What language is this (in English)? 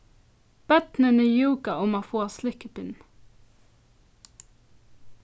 Faroese